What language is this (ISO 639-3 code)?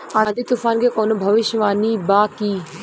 bho